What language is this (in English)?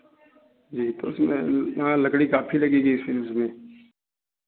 Hindi